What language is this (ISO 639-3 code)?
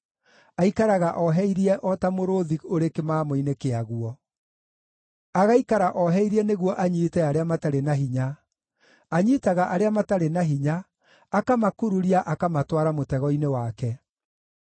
kik